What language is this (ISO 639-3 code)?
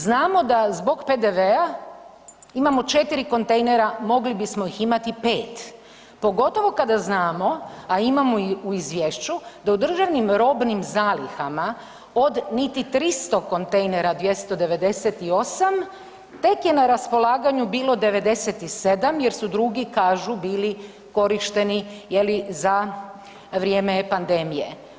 hrv